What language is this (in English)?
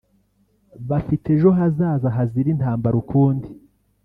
Kinyarwanda